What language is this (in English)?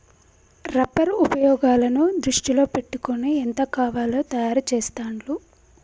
Telugu